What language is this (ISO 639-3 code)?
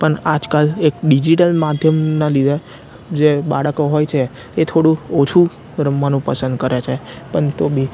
guj